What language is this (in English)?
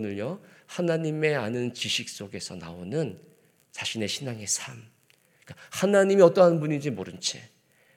Korean